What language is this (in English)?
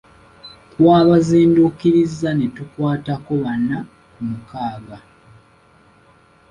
Ganda